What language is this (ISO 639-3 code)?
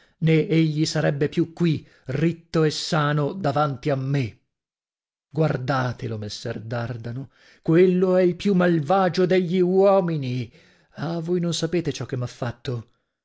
ita